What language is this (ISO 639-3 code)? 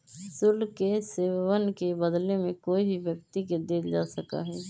mag